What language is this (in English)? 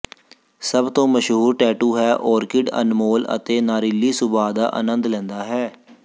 Punjabi